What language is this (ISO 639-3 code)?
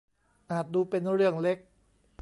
tha